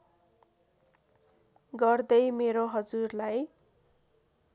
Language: Nepali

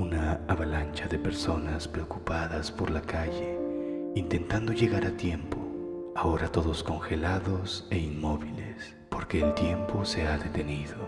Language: Spanish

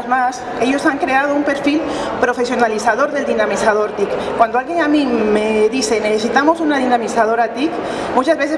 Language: Spanish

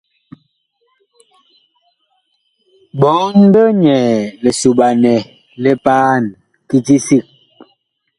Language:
Bakoko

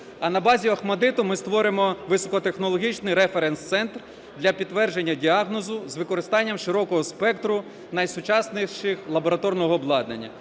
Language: Ukrainian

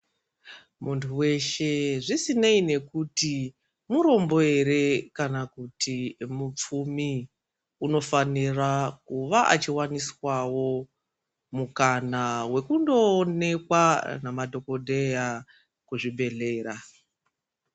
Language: Ndau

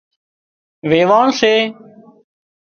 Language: Wadiyara Koli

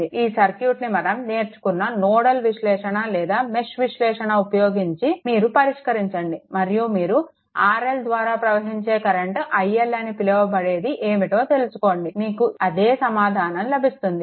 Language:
Telugu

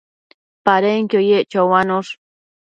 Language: Matsés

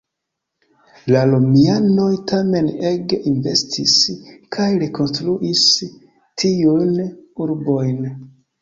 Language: Esperanto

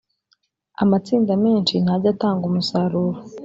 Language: Kinyarwanda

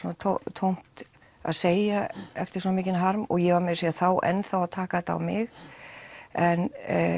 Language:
Icelandic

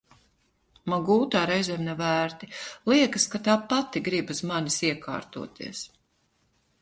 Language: Latvian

